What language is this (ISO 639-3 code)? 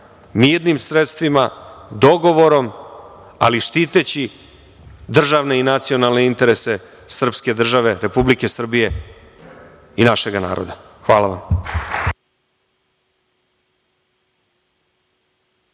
srp